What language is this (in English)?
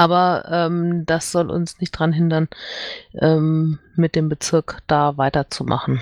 German